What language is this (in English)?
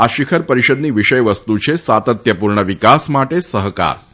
Gujarati